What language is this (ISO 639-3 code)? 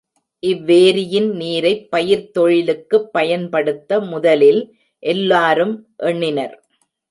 tam